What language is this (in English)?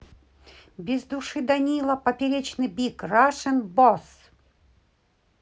Russian